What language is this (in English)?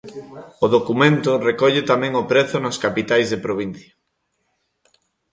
Galician